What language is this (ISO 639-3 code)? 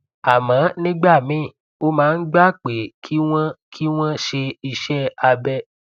yor